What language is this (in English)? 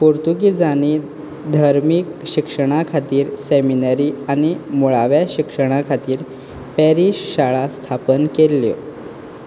Konkani